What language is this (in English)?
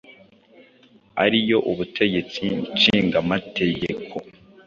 Kinyarwanda